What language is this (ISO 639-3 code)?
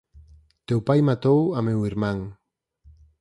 glg